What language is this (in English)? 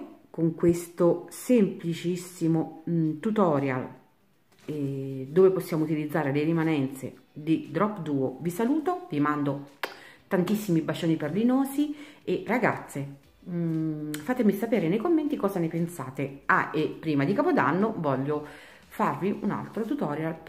Italian